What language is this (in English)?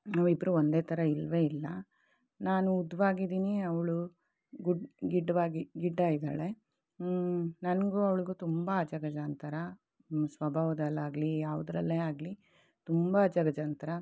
Kannada